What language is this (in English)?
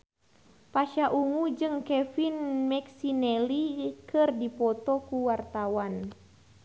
Sundanese